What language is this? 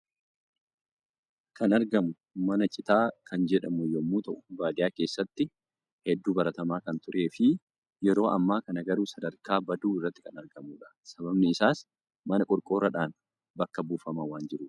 Oromo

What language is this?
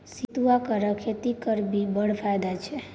Maithili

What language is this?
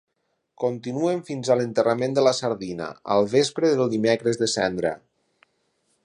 Catalan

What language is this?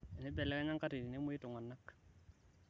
Masai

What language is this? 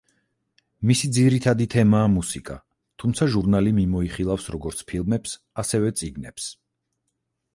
Georgian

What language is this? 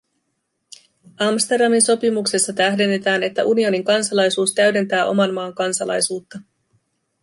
Finnish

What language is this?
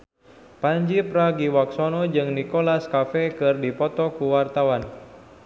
Sundanese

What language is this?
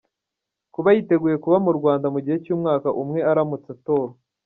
Kinyarwanda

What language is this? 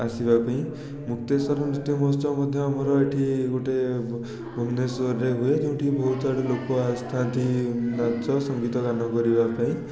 Odia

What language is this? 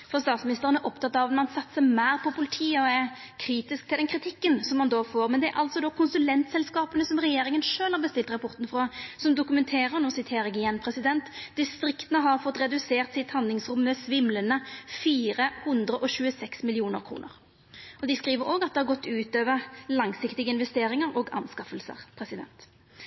Norwegian Nynorsk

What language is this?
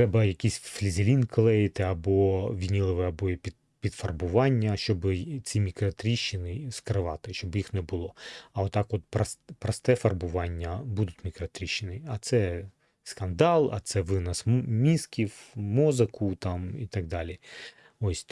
Ukrainian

